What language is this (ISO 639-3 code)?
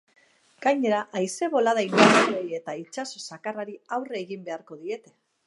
eus